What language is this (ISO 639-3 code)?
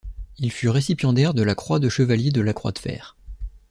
fra